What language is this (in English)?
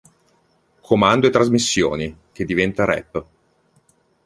Italian